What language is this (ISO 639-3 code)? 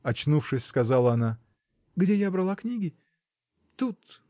rus